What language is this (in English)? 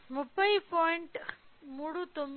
Telugu